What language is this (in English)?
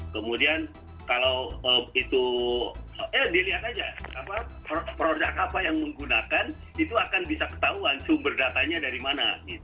Indonesian